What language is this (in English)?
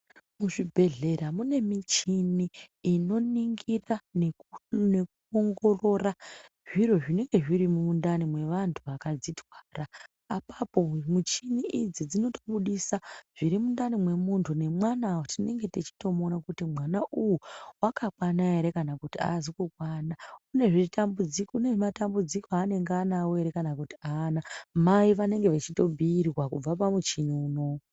Ndau